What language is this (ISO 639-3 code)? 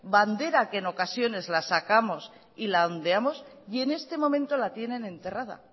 spa